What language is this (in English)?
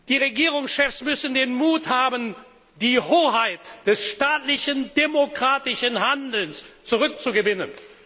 German